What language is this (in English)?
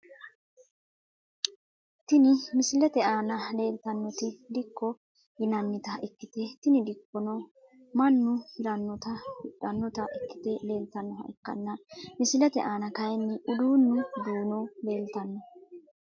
Sidamo